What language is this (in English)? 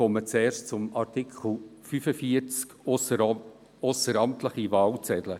Swiss German